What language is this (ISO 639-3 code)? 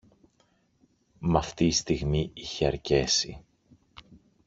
ell